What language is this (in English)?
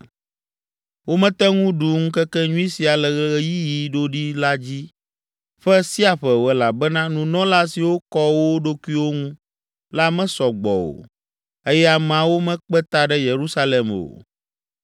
Ewe